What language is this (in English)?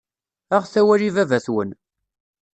Kabyle